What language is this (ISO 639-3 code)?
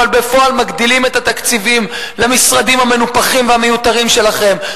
heb